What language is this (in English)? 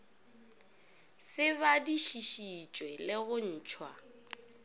Northern Sotho